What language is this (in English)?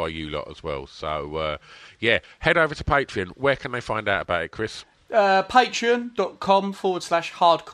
English